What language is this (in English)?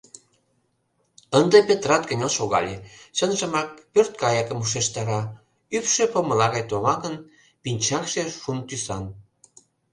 Mari